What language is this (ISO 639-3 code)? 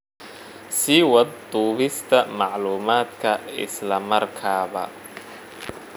som